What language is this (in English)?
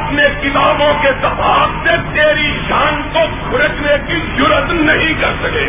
Urdu